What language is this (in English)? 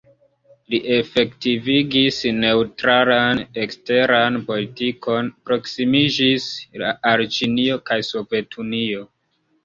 Esperanto